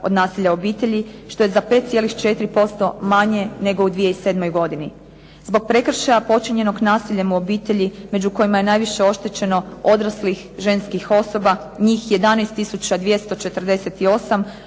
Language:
Croatian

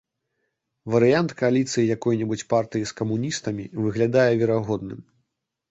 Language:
Belarusian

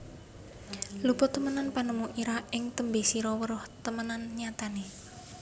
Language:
Javanese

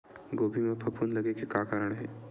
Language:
Chhattisgarhi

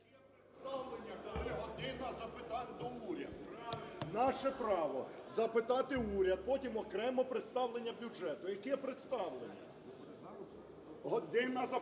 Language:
Ukrainian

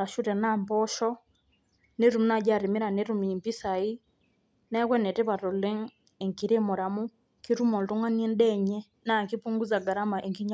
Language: Masai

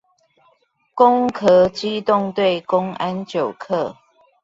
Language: Chinese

